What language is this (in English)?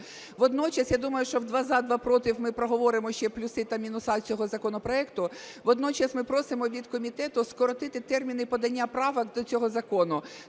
Ukrainian